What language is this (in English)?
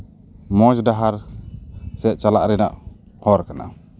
Santali